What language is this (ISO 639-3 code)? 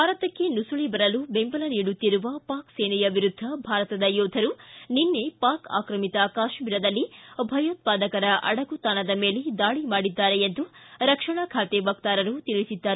kan